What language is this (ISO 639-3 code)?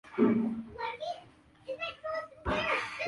swa